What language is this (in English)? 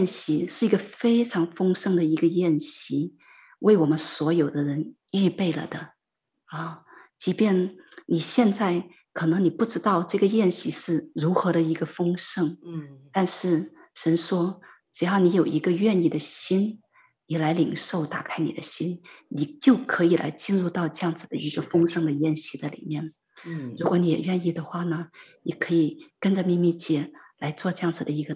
Chinese